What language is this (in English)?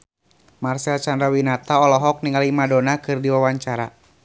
Sundanese